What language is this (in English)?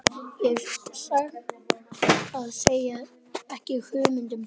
Icelandic